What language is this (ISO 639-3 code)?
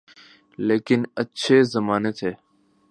urd